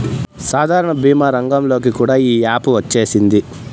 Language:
Telugu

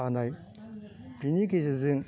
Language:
Bodo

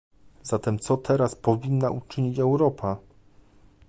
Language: Polish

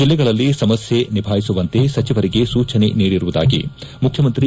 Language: Kannada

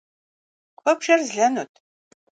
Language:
Kabardian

